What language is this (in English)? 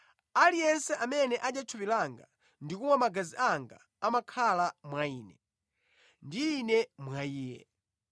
Nyanja